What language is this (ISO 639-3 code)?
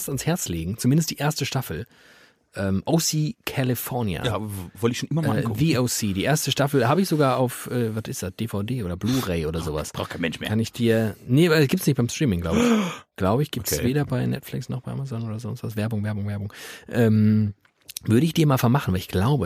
deu